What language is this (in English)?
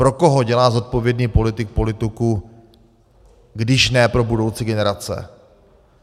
Czech